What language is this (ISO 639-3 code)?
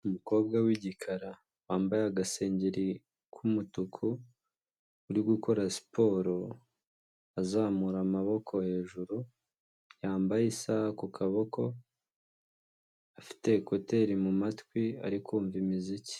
kin